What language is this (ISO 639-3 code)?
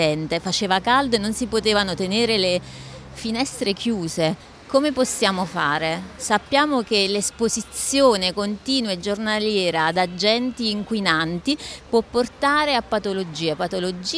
ita